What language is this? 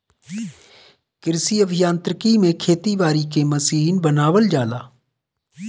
Bhojpuri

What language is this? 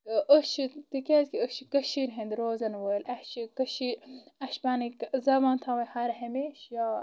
Kashmiri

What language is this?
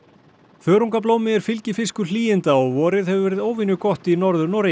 Icelandic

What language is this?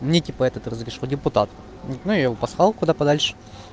Russian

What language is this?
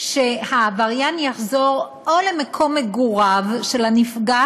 Hebrew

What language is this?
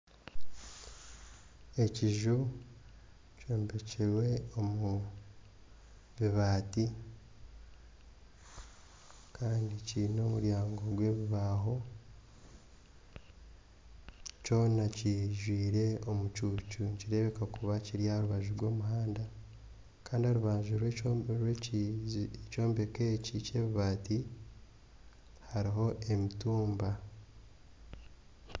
Nyankole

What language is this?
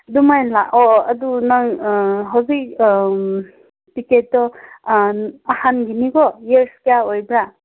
Manipuri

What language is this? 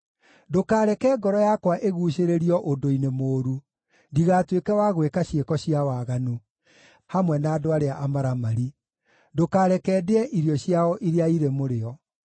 Kikuyu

